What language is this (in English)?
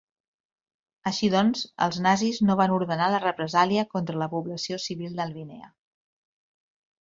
Catalan